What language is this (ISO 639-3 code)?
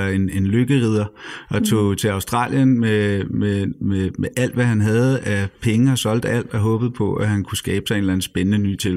dan